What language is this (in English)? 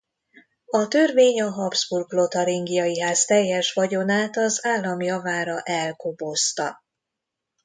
Hungarian